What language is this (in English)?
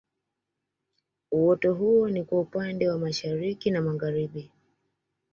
Swahili